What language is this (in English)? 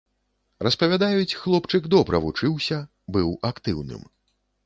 Belarusian